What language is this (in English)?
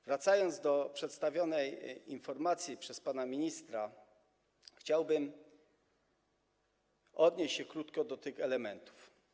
Polish